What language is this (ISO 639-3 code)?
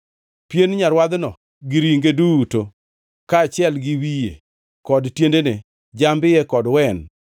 luo